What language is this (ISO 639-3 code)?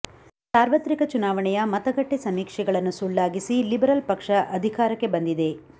kan